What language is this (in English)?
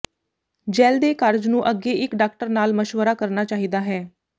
Punjabi